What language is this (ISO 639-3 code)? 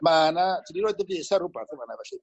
cym